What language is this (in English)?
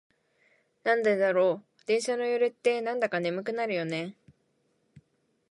Japanese